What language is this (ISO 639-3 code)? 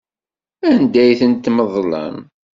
kab